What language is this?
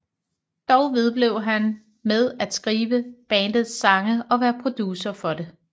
Danish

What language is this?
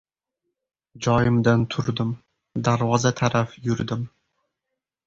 Uzbek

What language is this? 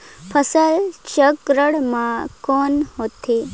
Chhattisgarhi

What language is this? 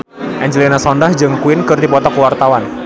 Sundanese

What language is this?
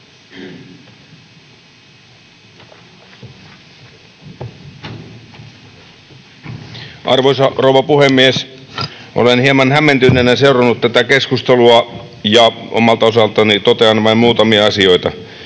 Finnish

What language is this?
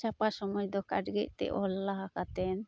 Santali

